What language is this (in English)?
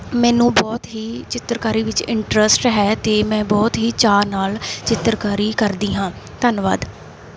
Punjabi